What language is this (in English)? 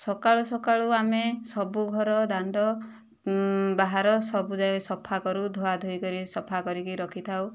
Odia